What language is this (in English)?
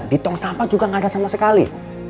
Indonesian